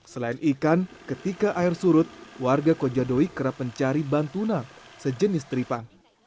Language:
Indonesian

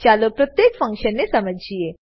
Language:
Gujarati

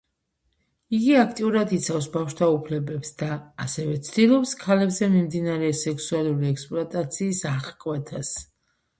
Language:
Georgian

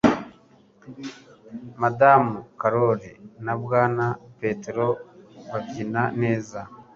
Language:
Kinyarwanda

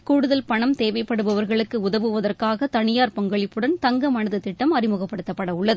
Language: Tamil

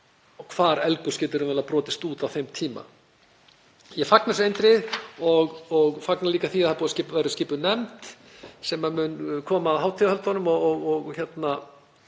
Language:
Icelandic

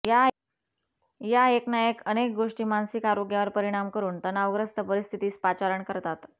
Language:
Marathi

